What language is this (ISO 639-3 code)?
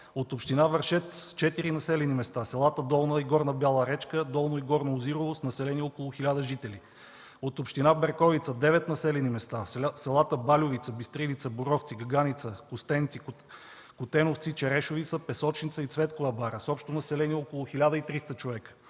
bul